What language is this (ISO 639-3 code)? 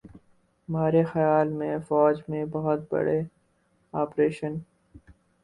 urd